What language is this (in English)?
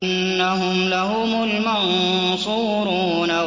Arabic